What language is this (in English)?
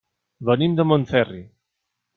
Catalan